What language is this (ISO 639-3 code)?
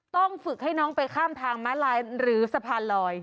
tha